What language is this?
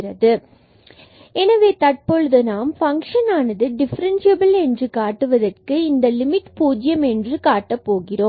Tamil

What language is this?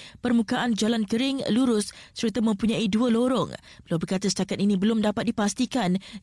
Malay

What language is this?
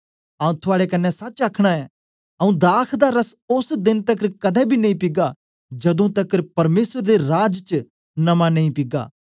Dogri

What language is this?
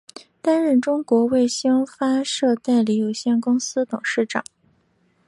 Chinese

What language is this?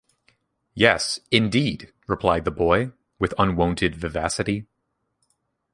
English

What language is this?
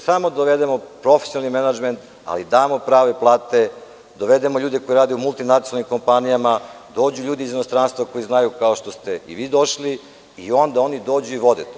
Serbian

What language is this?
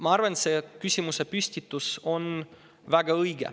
Estonian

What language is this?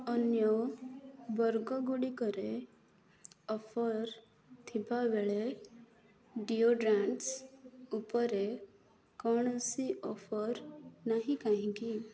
Odia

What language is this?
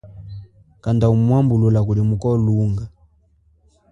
Chokwe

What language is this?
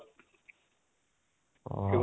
Assamese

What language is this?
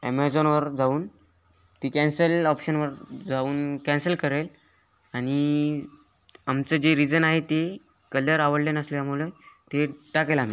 Marathi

